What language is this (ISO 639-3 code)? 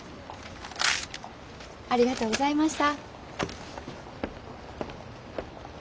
jpn